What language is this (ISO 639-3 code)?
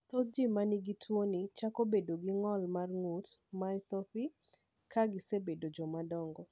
luo